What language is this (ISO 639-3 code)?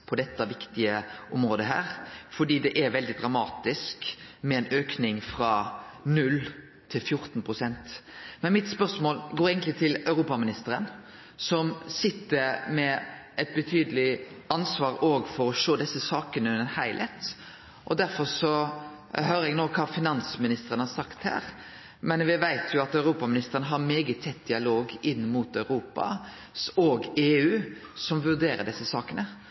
nno